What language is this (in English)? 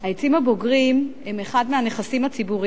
Hebrew